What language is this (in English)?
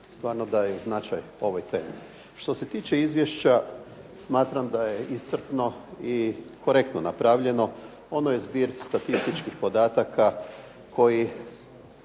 Croatian